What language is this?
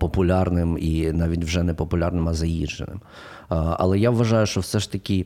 Ukrainian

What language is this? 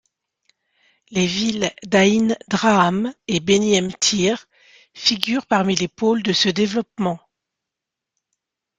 French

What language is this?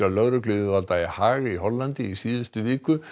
Icelandic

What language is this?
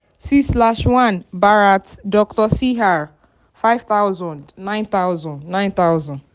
Yoruba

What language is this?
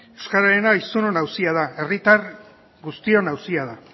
Basque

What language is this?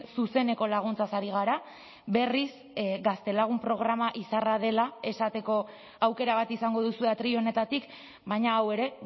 Basque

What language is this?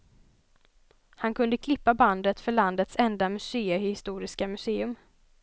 Swedish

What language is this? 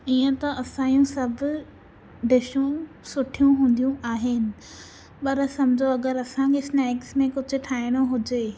Sindhi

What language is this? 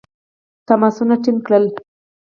Pashto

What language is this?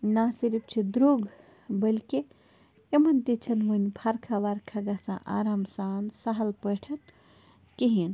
Kashmiri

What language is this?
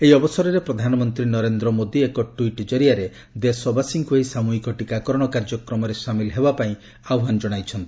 Odia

